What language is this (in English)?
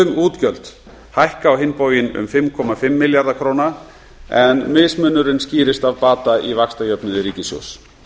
Icelandic